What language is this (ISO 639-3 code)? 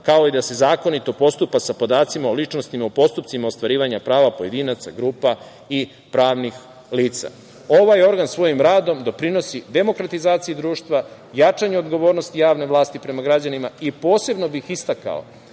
srp